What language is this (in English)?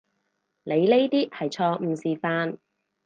Cantonese